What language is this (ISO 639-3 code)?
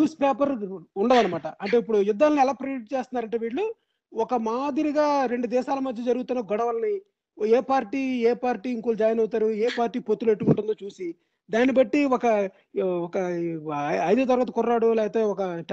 tel